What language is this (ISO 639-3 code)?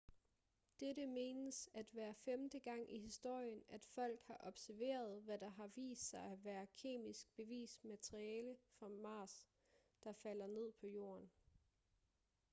dan